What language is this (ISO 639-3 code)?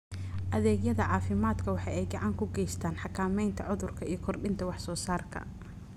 som